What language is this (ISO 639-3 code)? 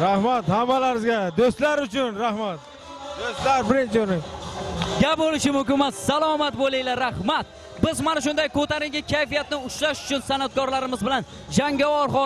tur